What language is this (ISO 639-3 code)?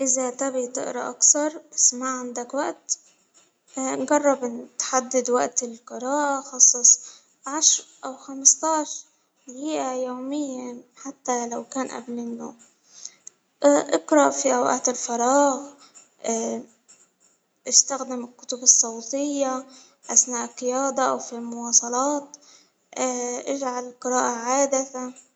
acw